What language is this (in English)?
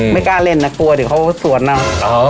Thai